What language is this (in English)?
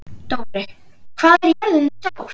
Icelandic